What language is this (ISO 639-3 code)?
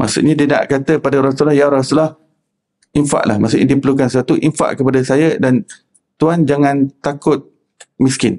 msa